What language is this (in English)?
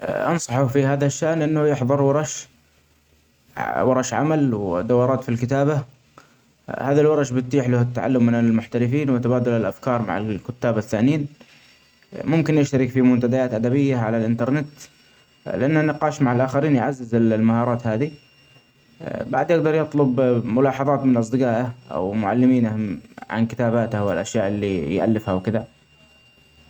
Omani Arabic